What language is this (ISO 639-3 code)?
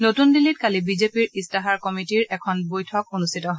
asm